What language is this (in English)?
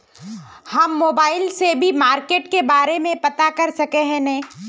Magahi